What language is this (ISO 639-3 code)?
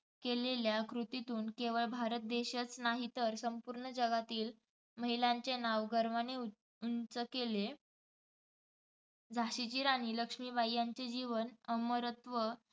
mar